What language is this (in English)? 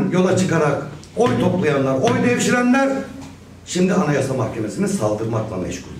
Turkish